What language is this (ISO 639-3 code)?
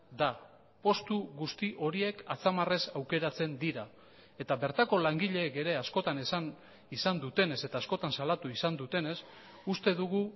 eus